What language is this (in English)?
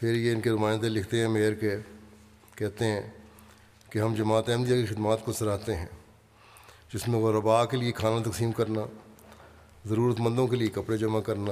Urdu